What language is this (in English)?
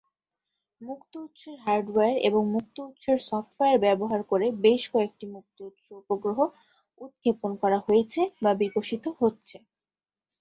Bangla